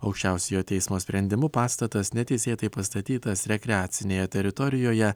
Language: Lithuanian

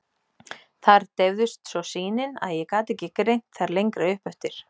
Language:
Icelandic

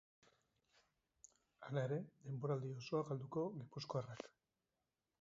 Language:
Basque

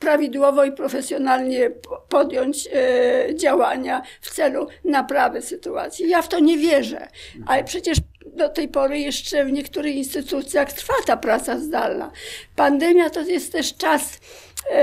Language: Polish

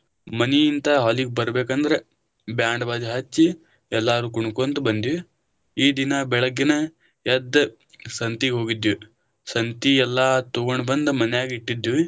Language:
Kannada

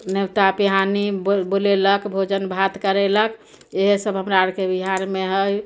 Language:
Maithili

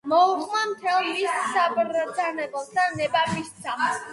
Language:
Georgian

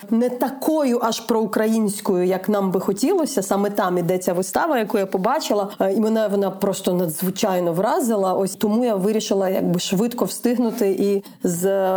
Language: Ukrainian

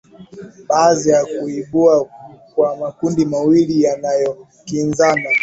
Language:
Swahili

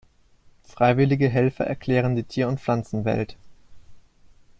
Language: German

